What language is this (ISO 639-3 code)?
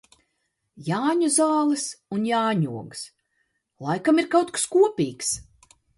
lav